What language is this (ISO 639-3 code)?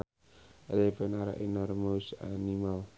sun